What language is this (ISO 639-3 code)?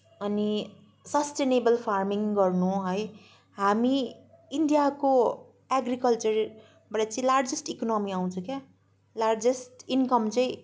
nep